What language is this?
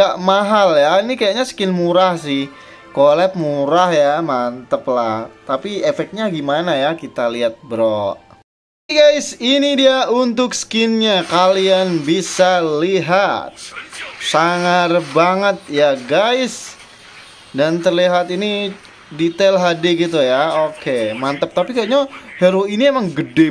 Indonesian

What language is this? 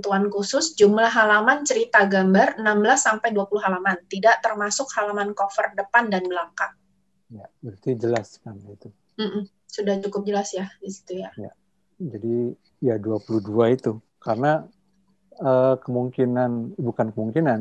Indonesian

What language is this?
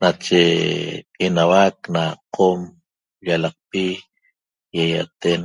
Toba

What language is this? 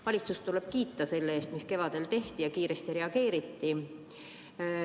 Estonian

